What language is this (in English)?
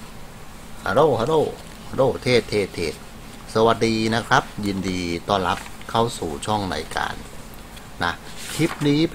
Thai